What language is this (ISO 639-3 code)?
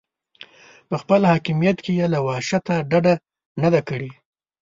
pus